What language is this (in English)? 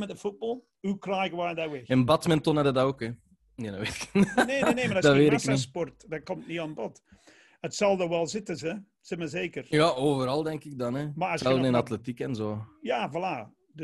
Dutch